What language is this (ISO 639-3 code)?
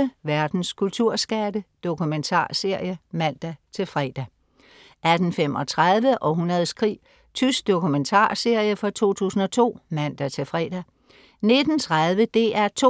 dan